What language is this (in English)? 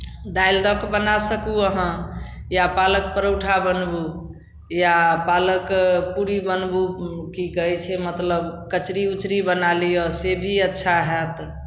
Maithili